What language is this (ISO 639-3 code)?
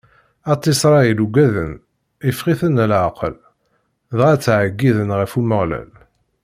kab